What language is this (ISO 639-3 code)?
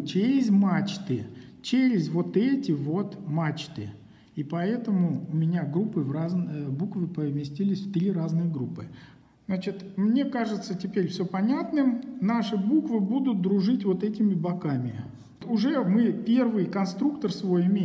rus